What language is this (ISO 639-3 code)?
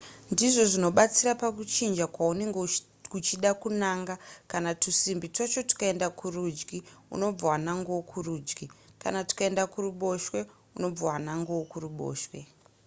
sna